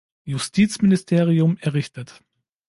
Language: German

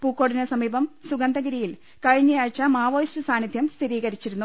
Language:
Malayalam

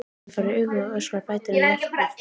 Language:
Icelandic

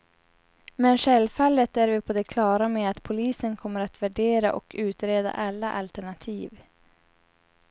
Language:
Swedish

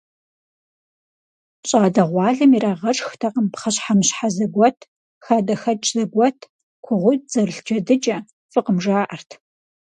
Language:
Kabardian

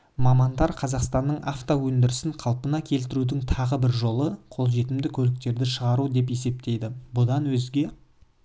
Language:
Kazakh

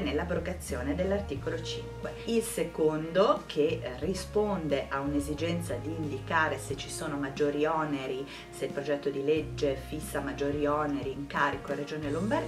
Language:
Italian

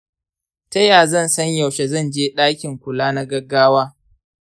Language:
Hausa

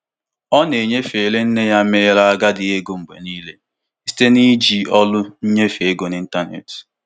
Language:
Igbo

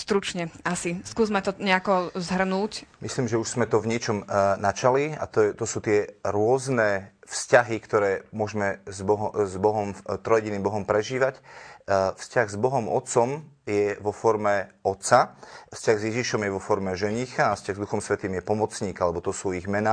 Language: Slovak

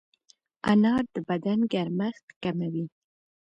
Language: Pashto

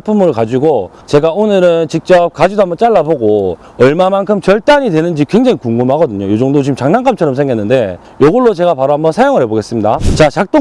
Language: Korean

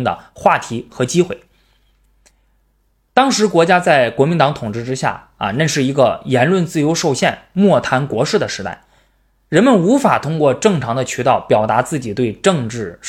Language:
Chinese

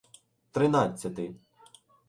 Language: Ukrainian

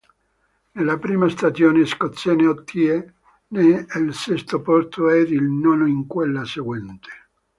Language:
Italian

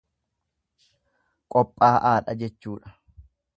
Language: Oromo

